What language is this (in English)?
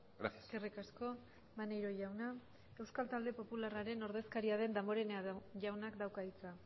Basque